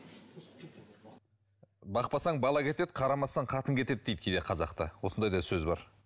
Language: Kazakh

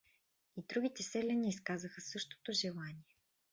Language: Bulgarian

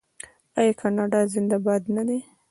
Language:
Pashto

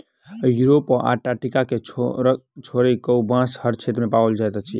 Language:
Maithili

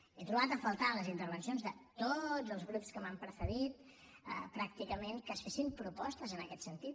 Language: Catalan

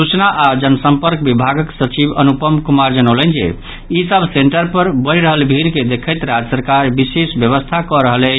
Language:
Maithili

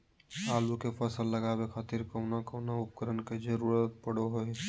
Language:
Magahi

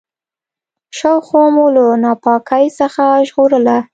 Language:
Pashto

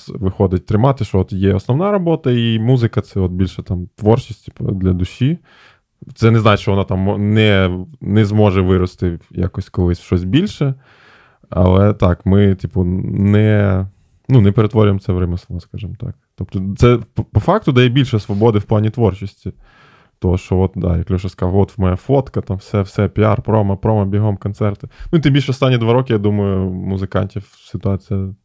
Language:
Ukrainian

